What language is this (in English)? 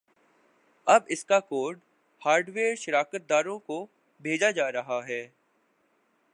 Urdu